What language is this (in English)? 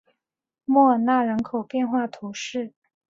Chinese